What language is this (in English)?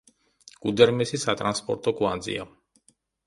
Georgian